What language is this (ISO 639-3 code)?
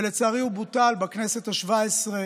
heb